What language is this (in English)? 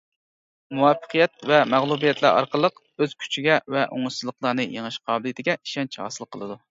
Uyghur